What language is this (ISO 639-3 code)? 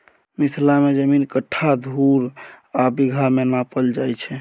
mai